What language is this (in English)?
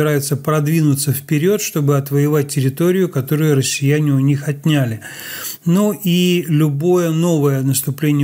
Russian